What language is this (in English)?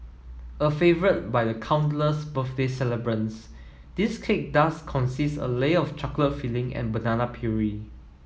English